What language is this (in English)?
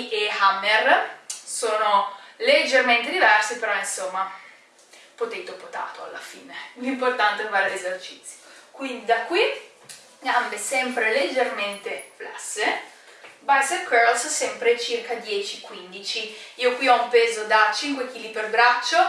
Italian